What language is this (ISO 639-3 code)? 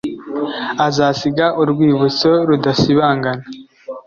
kin